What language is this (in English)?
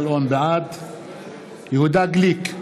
Hebrew